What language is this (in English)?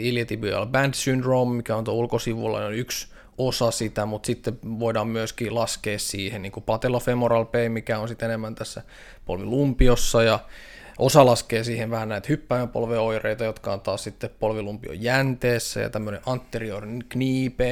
Finnish